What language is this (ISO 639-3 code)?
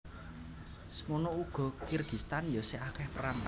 jav